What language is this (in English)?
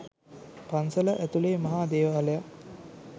Sinhala